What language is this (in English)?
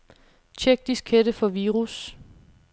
Danish